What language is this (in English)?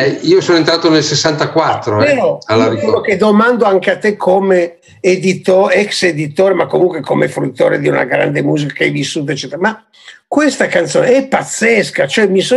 Italian